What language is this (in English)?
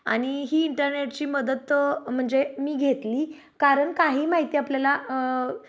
Marathi